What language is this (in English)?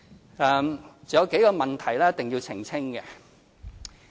Cantonese